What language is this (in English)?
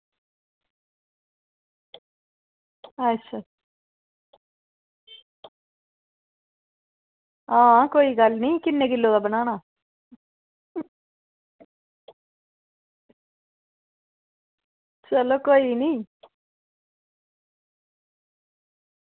Dogri